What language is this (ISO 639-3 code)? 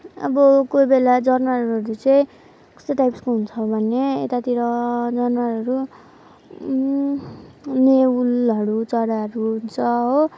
nep